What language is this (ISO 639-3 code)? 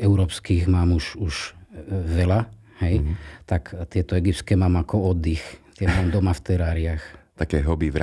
slk